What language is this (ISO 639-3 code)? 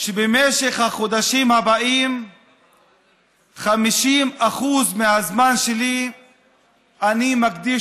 heb